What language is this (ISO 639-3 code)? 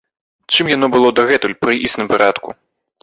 bel